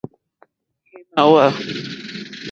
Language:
Mokpwe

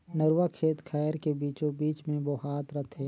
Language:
Chhattisgarhi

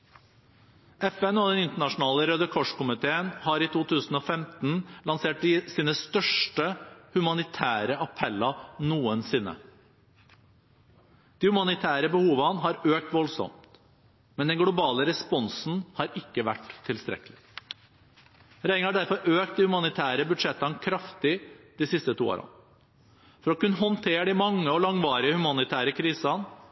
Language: Norwegian Bokmål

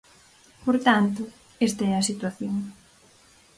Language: Galician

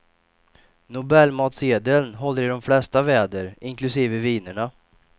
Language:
Swedish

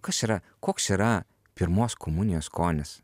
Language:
Lithuanian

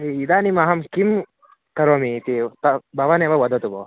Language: Sanskrit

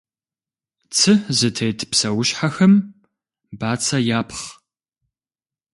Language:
Kabardian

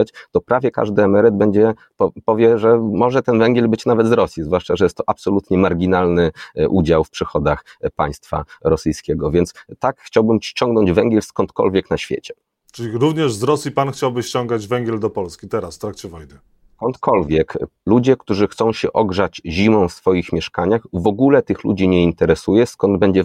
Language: Polish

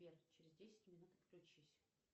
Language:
Russian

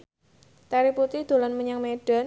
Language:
Javanese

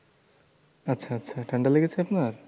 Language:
Bangla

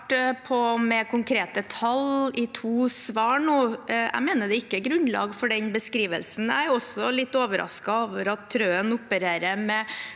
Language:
Norwegian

